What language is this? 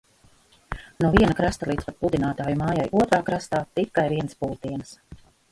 Latvian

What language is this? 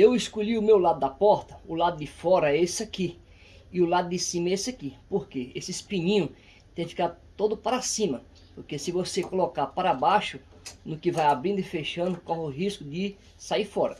Portuguese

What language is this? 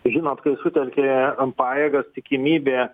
Lithuanian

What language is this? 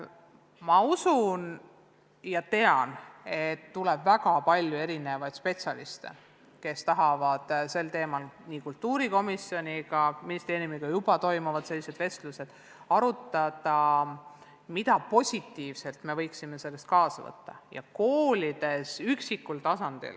Estonian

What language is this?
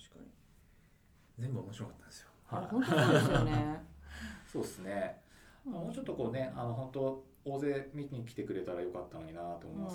Japanese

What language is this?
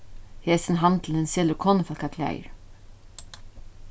Faroese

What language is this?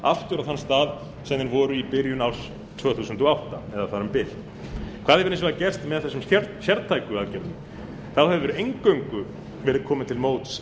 Icelandic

